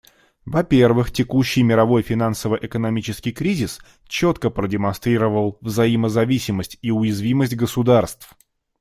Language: Russian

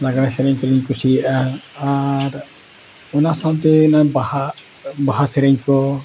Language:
Santali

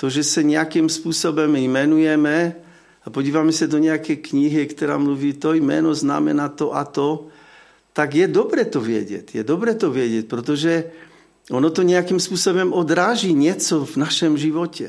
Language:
Czech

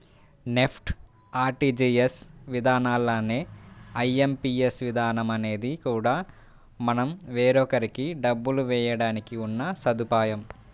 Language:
Telugu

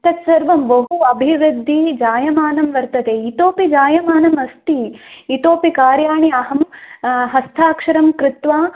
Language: Sanskrit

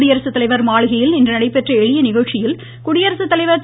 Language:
Tamil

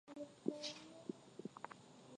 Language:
Swahili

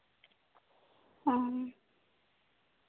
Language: Santali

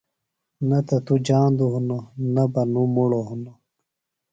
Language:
Phalura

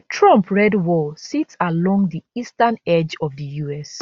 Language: Nigerian Pidgin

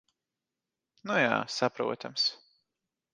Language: Latvian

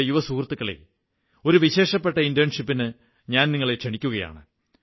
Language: Malayalam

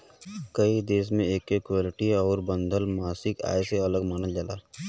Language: Bhojpuri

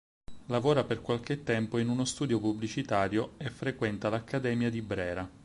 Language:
Italian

